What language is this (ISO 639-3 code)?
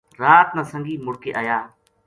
gju